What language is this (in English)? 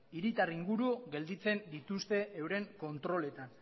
Basque